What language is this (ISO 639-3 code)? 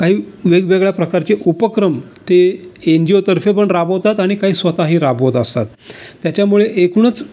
mar